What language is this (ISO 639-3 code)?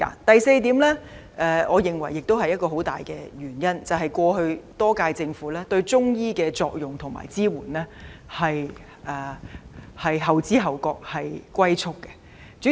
yue